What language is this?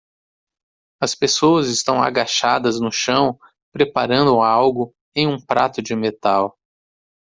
Portuguese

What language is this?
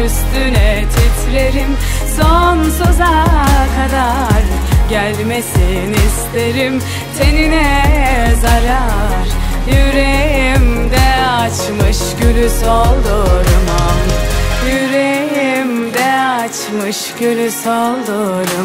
Arabic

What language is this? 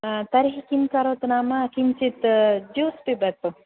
Sanskrit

